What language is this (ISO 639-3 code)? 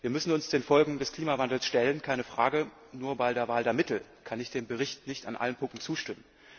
deu